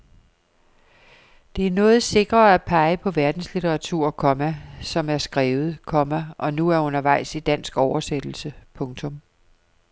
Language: Danish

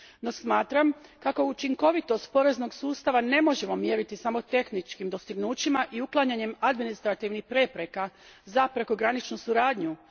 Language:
Croatian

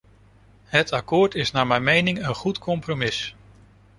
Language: Dutch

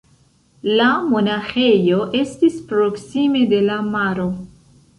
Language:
Esperanto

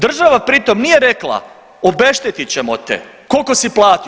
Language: Croatian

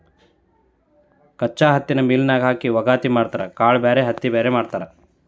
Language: Kannada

